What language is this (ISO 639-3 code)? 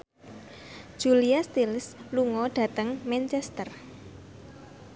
jav